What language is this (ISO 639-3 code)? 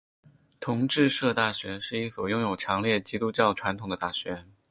zho